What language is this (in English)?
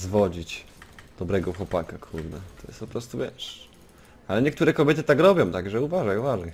Polish